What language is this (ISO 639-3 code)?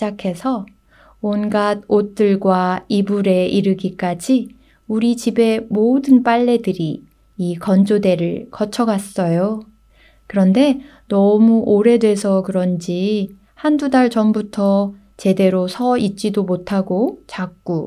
kor